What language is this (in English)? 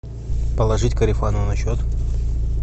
Russian